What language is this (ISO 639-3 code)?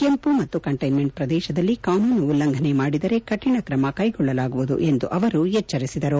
kan